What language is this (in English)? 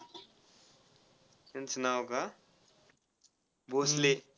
Marathi